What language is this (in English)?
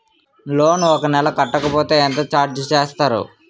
Telugu